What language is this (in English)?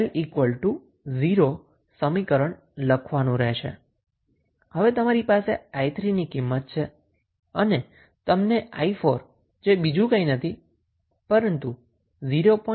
Gujarati